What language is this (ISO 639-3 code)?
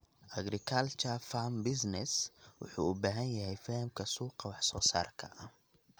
som